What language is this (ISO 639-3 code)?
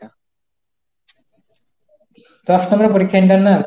ben